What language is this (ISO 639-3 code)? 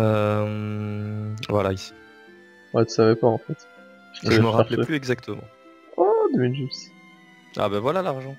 fra